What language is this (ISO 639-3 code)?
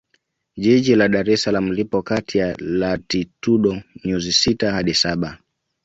swa